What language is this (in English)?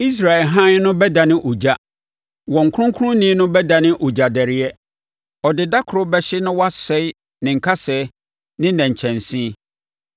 Akan